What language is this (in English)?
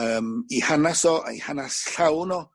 Welsh